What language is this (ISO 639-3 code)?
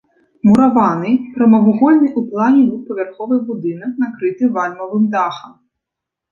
bel